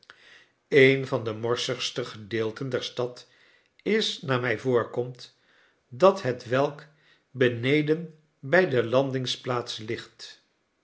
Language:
Dutch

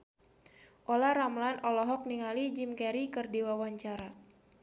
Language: Sundanese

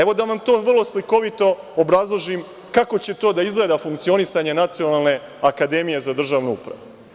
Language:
Serbian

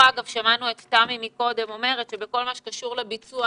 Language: Hebrew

